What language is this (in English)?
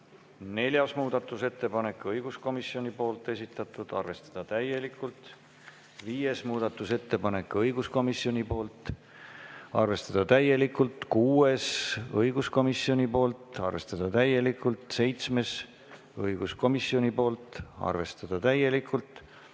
Estonian